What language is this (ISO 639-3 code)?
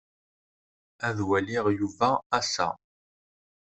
kab